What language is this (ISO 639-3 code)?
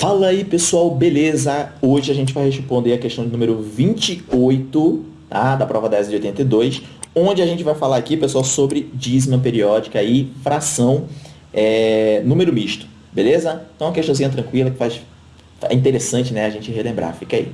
por